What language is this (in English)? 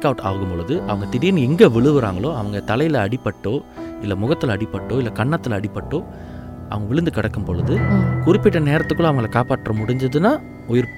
Tamil